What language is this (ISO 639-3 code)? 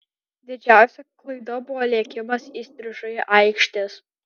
lit